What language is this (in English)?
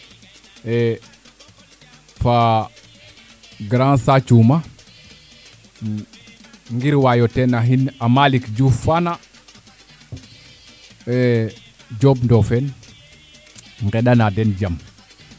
Serer